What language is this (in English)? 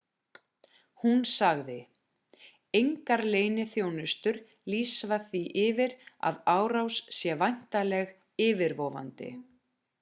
Icelandic